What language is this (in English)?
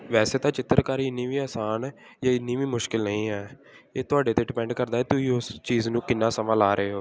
Punjabi